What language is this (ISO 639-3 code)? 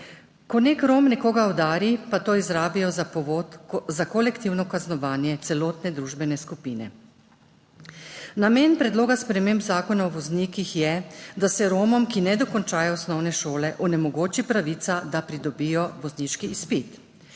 slv